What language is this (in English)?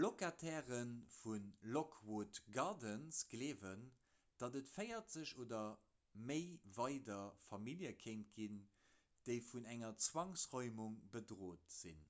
Luxembourgish